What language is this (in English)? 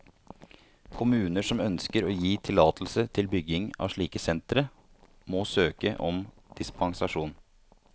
Norwegian